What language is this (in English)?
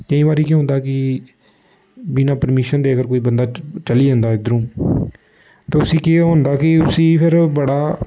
Dogri